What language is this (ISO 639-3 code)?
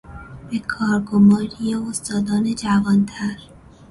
fas